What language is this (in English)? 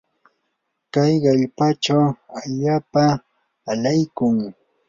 Yanahuanca Pasco Quechua